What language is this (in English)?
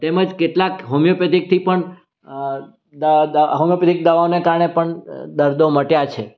Gujarati